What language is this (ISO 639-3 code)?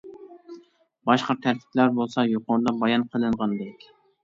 uig